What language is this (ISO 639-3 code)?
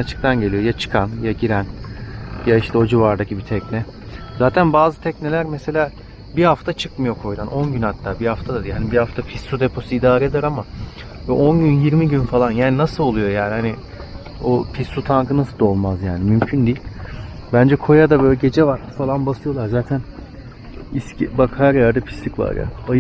tur